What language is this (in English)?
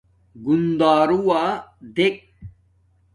Domaaki